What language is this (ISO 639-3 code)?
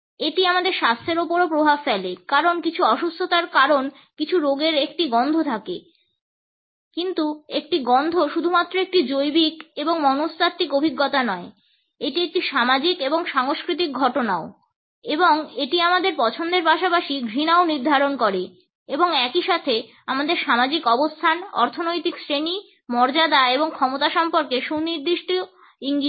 ben